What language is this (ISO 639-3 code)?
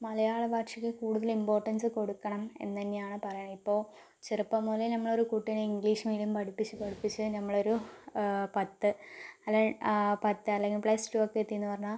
mal